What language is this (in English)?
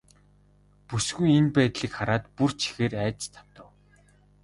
Mongolian